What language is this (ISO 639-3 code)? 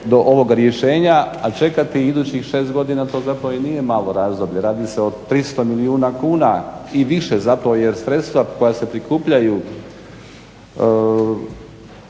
hrv